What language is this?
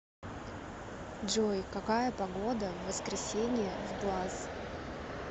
Russian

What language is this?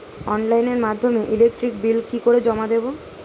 Bangla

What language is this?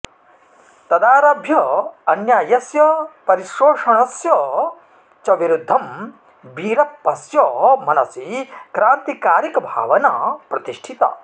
Sanskrit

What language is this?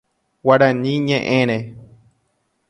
Guarani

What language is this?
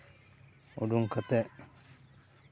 Santali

